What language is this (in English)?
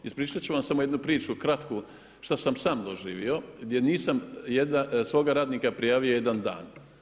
Croatian